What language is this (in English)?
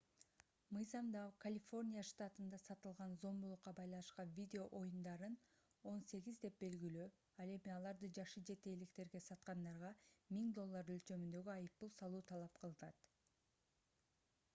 Kyrgyz